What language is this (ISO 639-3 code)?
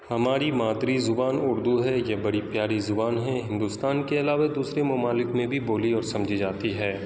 urd